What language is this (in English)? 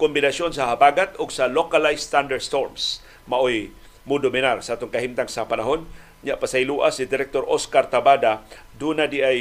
Filipino